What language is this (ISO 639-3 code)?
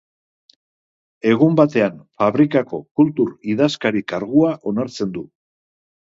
eus